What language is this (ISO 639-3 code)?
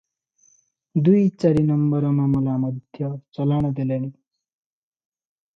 ori